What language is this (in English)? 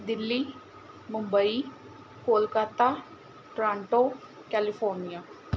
Punjabi